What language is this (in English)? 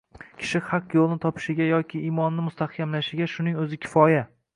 Uzbek